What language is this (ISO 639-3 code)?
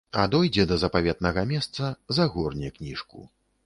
bel